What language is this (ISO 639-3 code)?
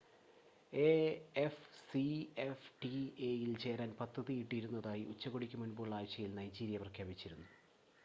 mal